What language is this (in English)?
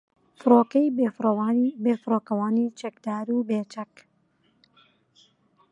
Central Kurdish